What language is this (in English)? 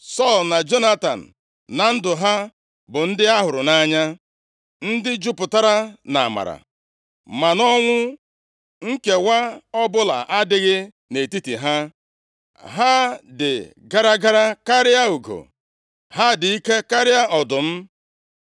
Igbo